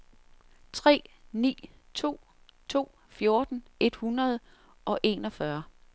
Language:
Danish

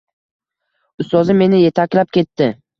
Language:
Uzbek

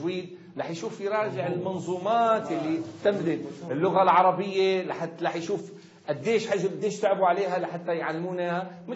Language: Arabic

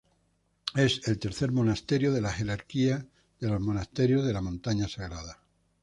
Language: Spanish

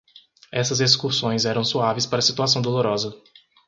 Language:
Portuguese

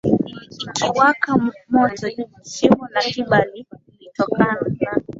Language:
Swahili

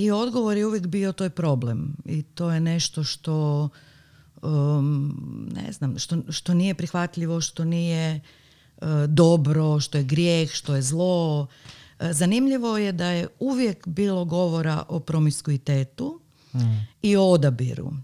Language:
Croatian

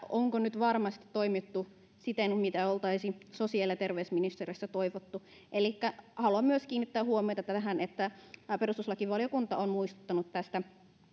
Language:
Finnish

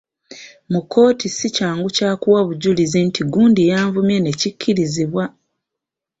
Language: Ganda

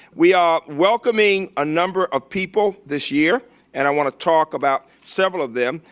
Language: English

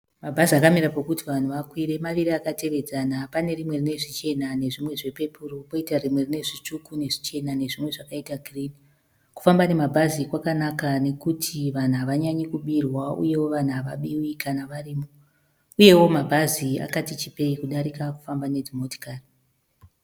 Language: Shona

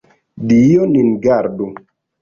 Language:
Esperanto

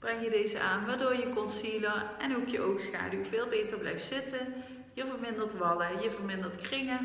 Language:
Dutch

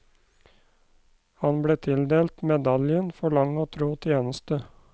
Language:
Norwegian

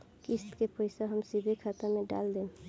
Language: Bhojpuri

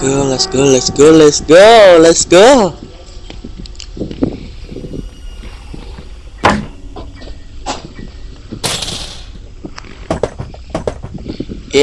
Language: Indonesian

